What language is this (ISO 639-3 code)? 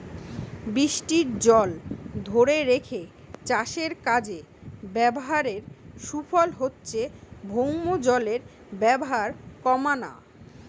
ben